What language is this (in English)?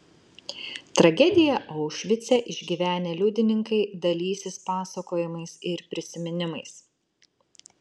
Lithuanian